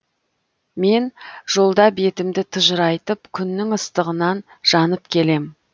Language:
Kazakh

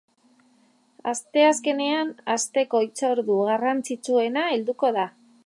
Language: Basque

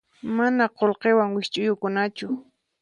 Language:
Puno Quechua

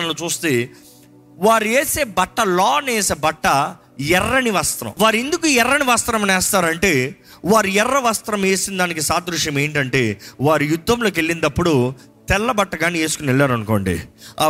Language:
Telugu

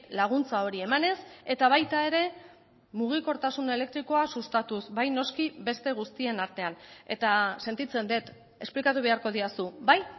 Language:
Basque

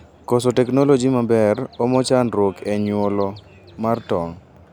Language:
Luo (Kenya and Tanzania)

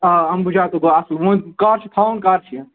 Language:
Kashmiri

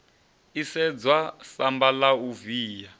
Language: Venda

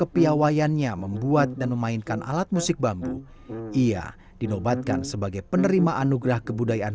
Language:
Indonesian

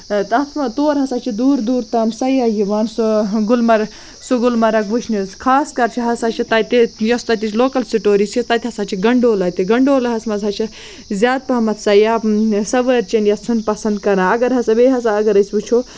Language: Kashmiri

